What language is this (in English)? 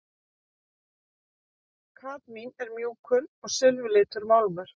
Icelandic